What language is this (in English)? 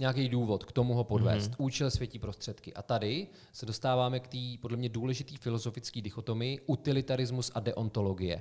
Czech